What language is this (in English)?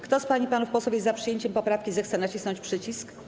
Polish